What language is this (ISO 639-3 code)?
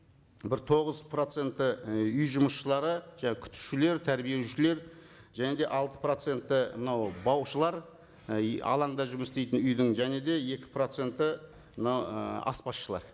kaz